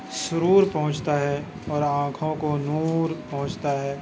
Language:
Urdu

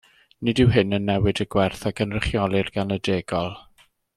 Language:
Welsh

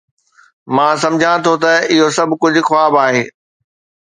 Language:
Sindhi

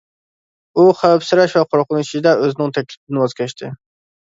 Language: Uyghur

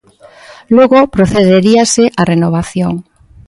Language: Galician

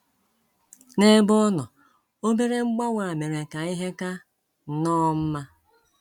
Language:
Igbo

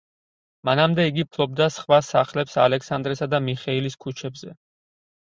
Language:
Georgian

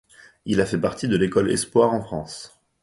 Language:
French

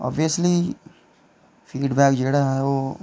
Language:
Dogri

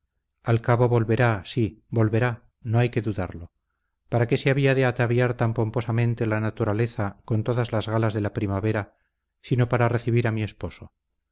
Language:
Spanish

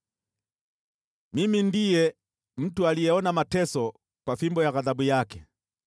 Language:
Swahili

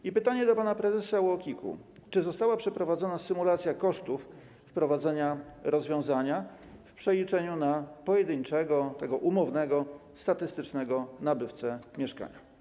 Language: Polish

